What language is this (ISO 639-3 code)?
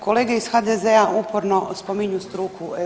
hrv